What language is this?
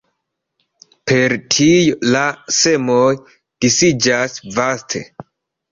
Esperanto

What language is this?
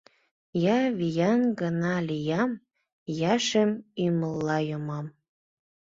Mari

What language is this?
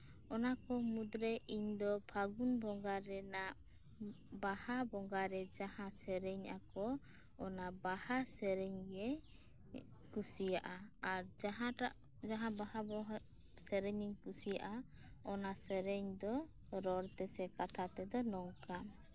Santali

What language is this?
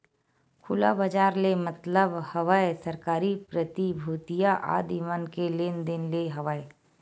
Chhattisgarhi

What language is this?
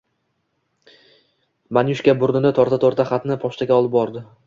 Uzbek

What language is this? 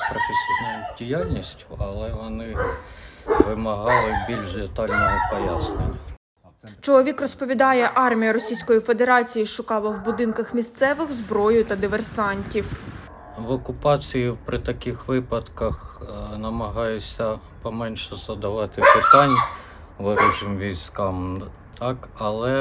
Ukrainian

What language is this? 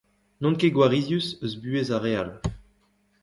Breton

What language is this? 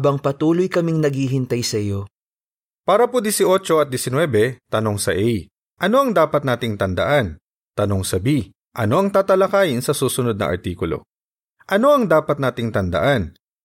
Filipino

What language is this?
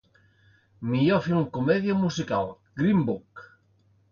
Catalan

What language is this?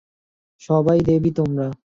Bangla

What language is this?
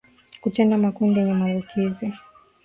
Swahili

